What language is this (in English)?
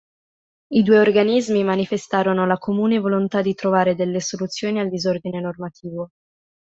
Italian